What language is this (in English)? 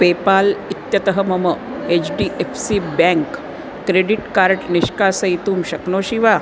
Sanskrit